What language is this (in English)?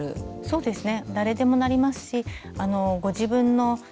Japanese